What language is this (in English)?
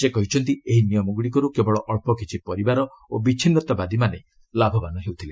Odia